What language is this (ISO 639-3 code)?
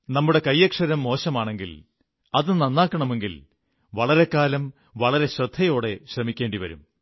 mal